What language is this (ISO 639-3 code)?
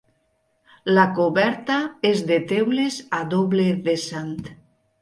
cat